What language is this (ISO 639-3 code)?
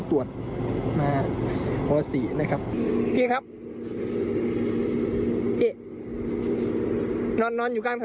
tha